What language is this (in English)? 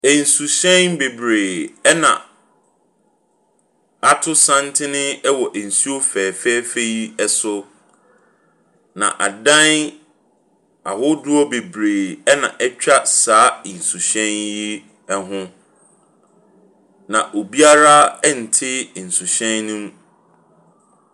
Akan